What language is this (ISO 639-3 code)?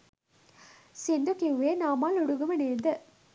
sin